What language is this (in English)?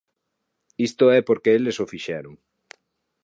Galician